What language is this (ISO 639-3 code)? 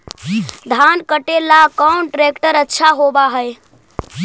mag